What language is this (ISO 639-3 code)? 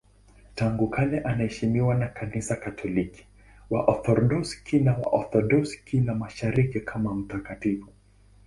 swa